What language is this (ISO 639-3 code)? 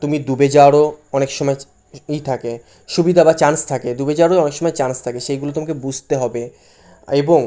ben